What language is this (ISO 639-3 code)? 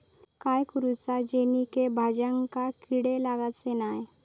mar